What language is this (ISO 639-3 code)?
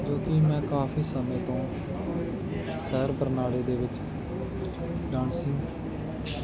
pan